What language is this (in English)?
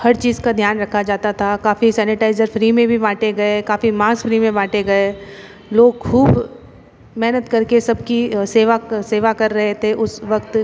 Hindi